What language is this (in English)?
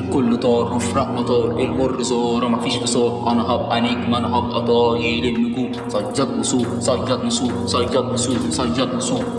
Arabic